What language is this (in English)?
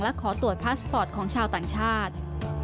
Thai